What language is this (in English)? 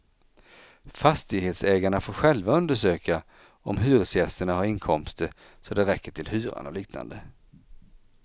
Swedish